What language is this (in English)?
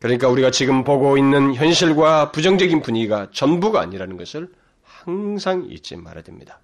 Korean